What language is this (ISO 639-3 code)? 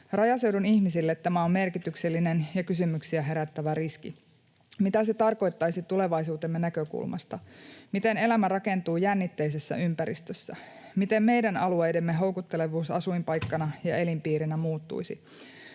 fin